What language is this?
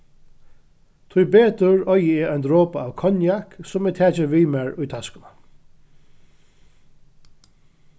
Faroese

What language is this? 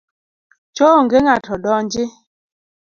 Luo (Kenya and Tanzania)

